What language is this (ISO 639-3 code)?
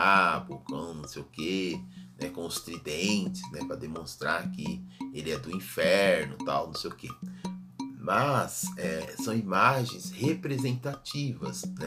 por